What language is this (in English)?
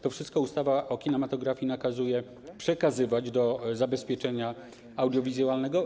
Polish